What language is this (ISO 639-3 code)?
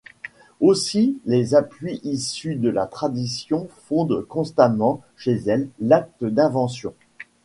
fra